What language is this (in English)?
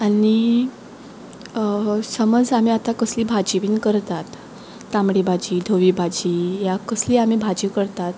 Konkani